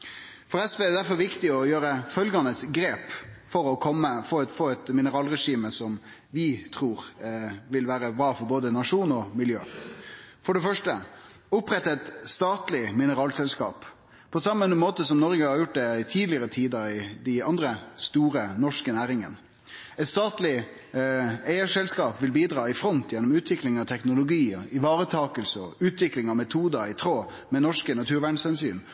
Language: Norwegian Nynorsk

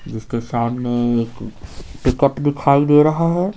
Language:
Hindi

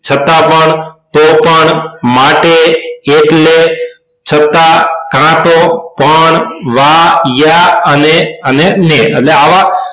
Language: Gujarati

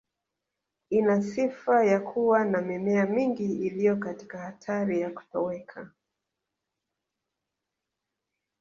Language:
Swahili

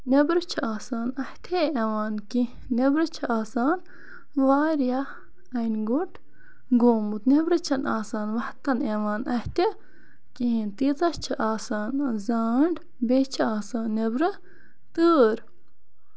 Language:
Kashmiri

